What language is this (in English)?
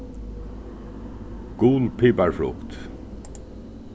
Faroese